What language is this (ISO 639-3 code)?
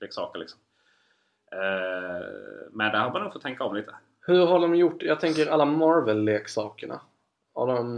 swe